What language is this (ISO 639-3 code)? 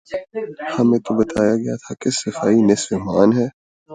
urd